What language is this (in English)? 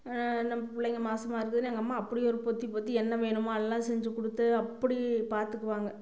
Tamil